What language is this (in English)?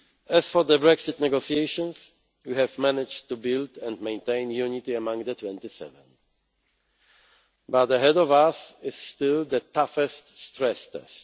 English